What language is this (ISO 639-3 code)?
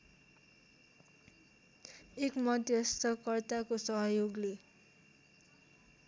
nep